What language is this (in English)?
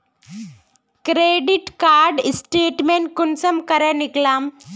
Magahi